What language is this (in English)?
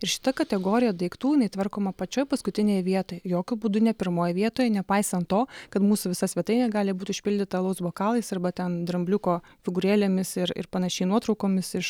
Lithuanian